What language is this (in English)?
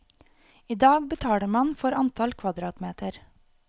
Norwegian